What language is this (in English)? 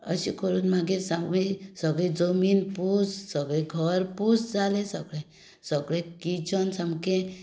Konkani